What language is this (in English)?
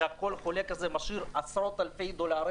Hebrew